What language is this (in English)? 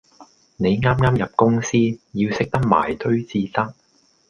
Cantonese